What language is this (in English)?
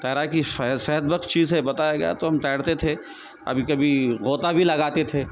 Urdu